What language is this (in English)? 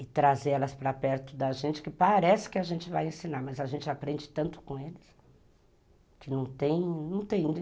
Portuguese